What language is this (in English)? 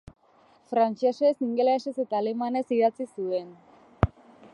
Basque